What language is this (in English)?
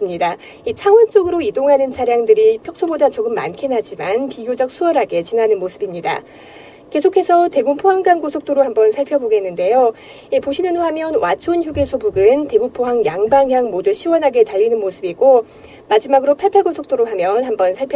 Korean